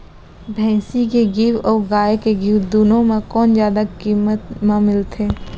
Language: Chhattisgarhi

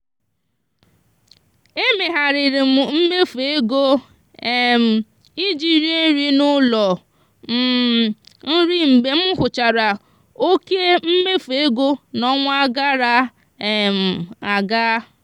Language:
Igbo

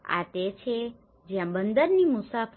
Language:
Gujarati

